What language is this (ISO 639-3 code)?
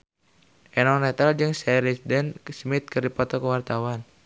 sun